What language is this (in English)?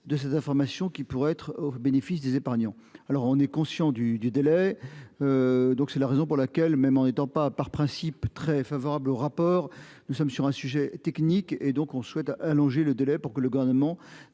French